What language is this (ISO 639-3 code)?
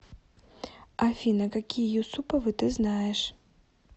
rus